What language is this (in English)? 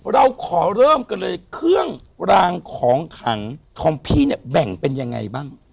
Thai